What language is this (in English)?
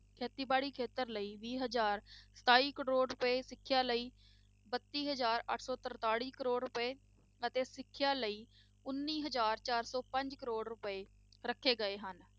Punjabi